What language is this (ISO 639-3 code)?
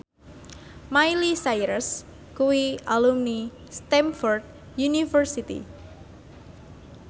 jav